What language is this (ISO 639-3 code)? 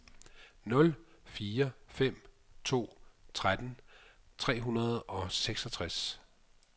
dan